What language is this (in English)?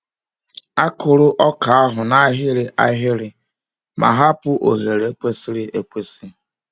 Igbo